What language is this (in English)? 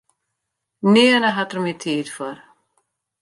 Western Frisian